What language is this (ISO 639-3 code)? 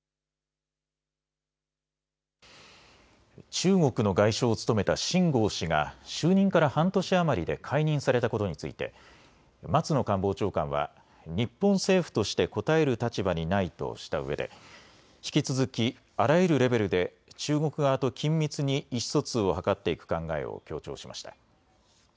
jpn